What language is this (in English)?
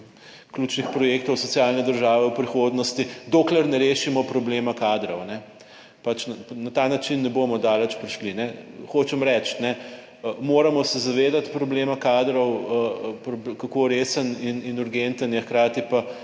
Slovenian